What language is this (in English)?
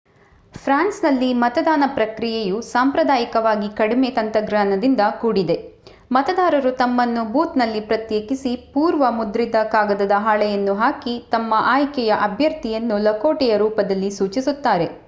Kannada